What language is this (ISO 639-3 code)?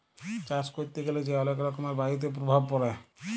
ben